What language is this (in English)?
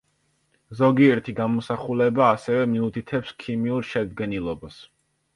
Georgian